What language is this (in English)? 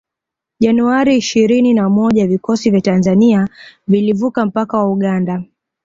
Swahili